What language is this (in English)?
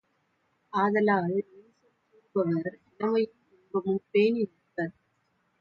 Tamil